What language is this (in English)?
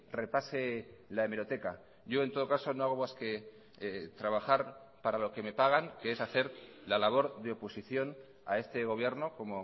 Spanish